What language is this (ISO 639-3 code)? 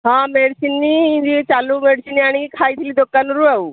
ori